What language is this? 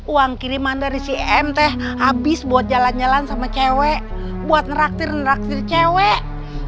Indonesian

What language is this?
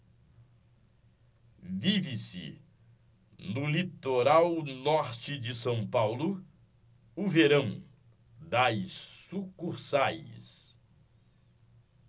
Portuguese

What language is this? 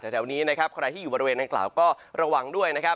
Thai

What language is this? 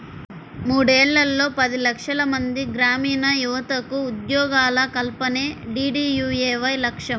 Telugu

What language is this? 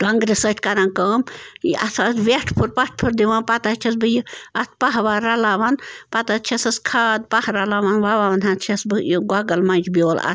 Kashmiri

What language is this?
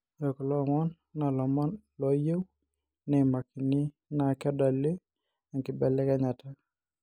Masai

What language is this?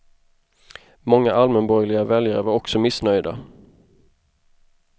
Swedish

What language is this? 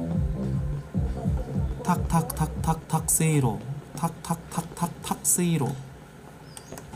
Korean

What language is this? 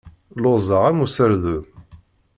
Kabyle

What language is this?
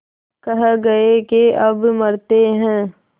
Hindi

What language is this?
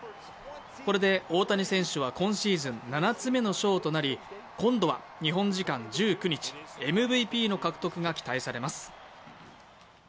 Japanese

